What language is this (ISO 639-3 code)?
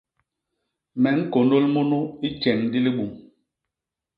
bas